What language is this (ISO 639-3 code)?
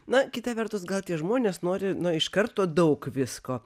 lit